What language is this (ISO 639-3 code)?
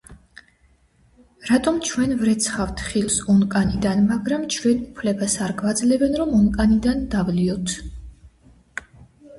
kat